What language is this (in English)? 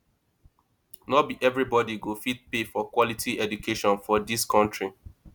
Nigerian Pidgin